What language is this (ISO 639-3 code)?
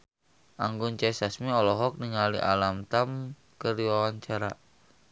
sun